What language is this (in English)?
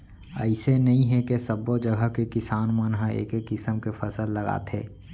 Chhattisgarhi